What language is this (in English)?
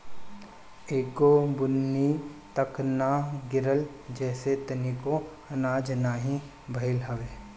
Bhojpuri